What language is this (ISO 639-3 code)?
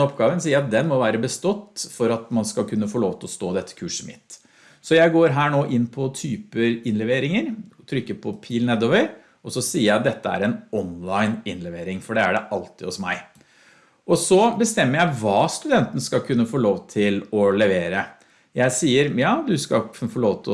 nor